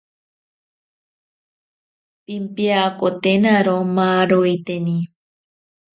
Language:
Ashéninka Perené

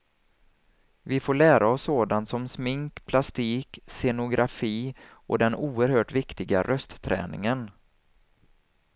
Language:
Swedish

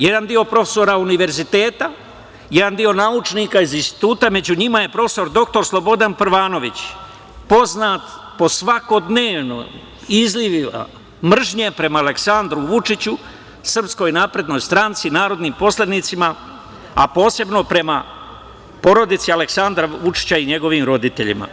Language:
Serbian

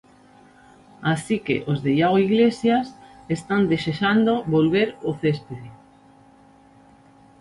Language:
Galician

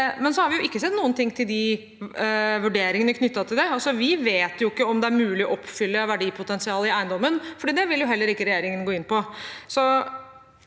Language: Norwegian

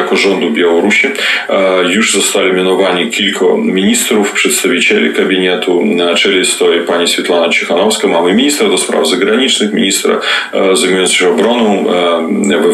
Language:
Polish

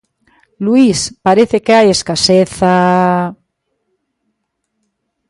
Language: Galician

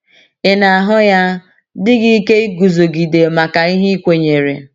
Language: Igbo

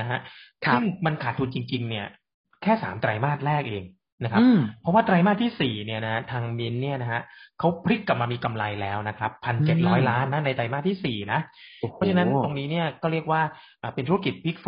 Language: Thai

